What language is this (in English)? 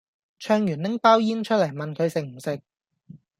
Cantonese